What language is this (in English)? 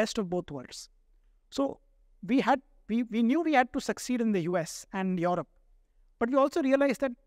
English